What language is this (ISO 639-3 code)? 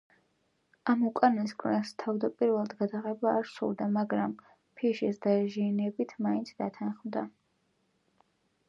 kat